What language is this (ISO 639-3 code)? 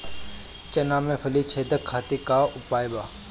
bho